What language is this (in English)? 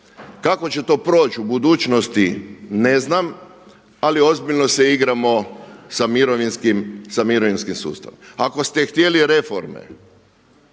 Croatian